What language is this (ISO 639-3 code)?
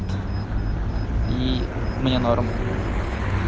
rus